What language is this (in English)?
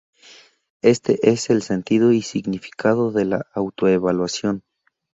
Spanish